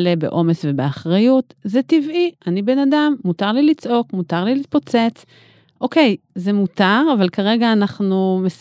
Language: Hebrew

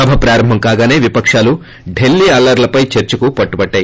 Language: Telugu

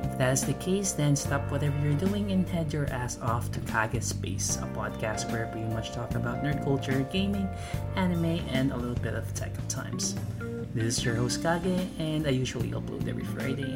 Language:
Filipino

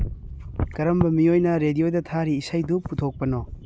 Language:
Manipuri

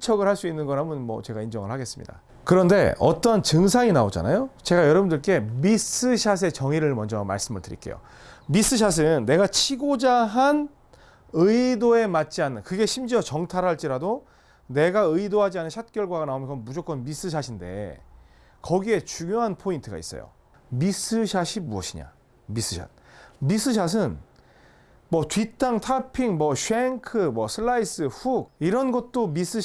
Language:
Korean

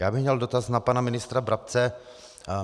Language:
Czech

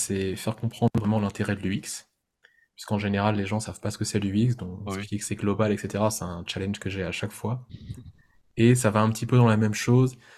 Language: French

